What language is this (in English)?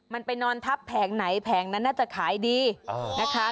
Thai